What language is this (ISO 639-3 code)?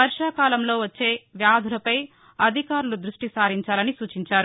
tel